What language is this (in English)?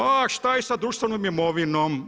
Croatian